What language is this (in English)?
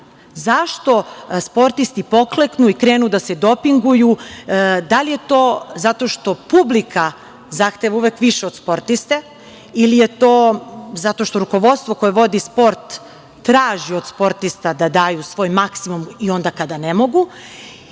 Serbian